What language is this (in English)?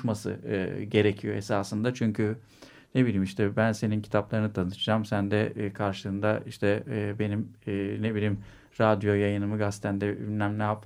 Turkish